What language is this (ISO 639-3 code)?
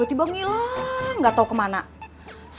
ind